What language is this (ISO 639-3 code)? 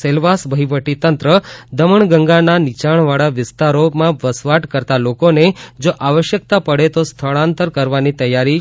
guj